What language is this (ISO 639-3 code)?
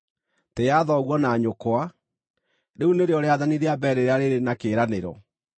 kik